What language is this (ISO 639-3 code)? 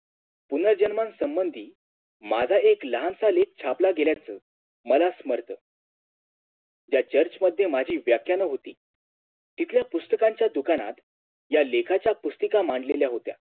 mar